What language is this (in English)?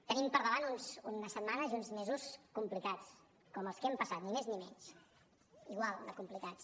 Catalan